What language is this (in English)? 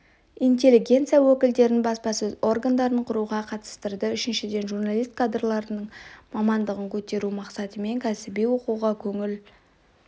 Kazakh